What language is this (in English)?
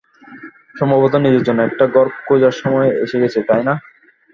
Bangla